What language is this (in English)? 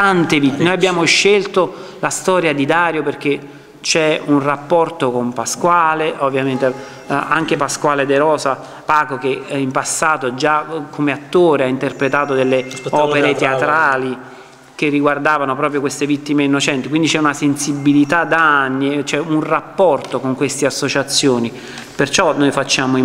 Italian